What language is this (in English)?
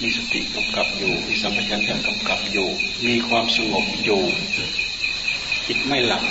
Thai